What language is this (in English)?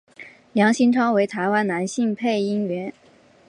Chinese